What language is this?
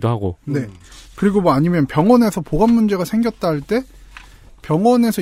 Korean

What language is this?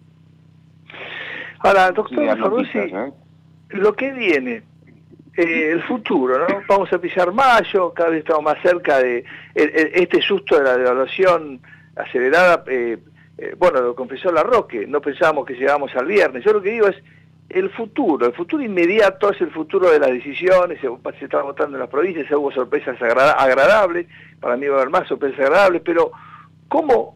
Spanish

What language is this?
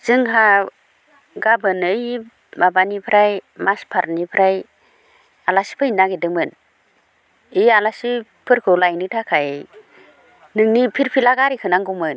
Bodo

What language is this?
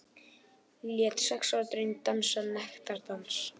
Icelandic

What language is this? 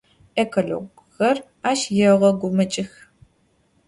Adyghe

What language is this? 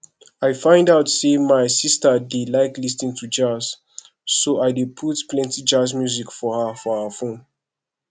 Nigerian Pidgin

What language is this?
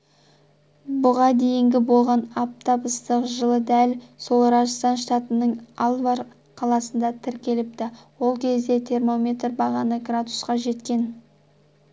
Kazakh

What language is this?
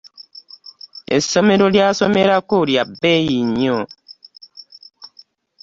Ganda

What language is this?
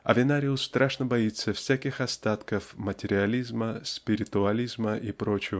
Russian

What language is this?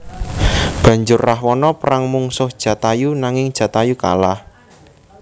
Javanese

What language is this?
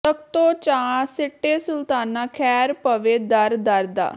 Punjabi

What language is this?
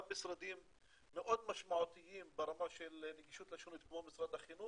Hebrew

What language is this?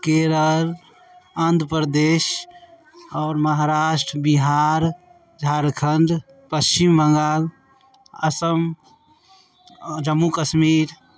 Maithili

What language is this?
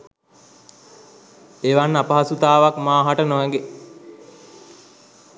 Sinhala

